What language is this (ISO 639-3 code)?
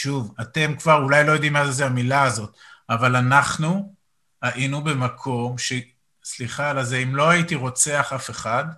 heb